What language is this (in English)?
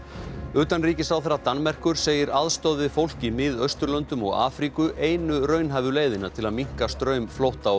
Icelandic